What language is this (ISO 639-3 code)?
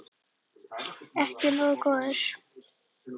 isl